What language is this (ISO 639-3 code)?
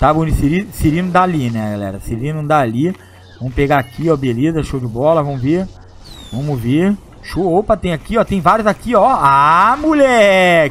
por